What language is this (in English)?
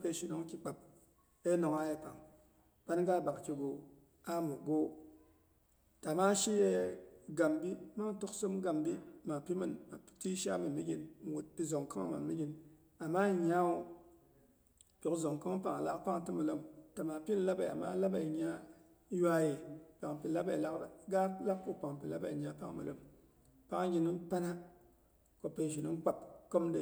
Boghom